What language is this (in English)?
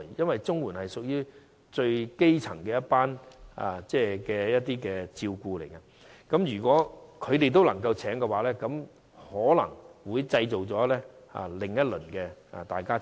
Cantonese